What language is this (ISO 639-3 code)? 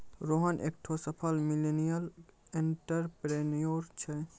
mai